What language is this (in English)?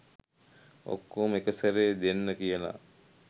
Sinhala